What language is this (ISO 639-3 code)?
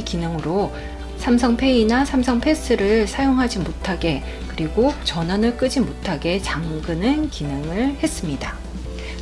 kor